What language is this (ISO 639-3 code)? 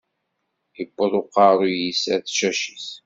kab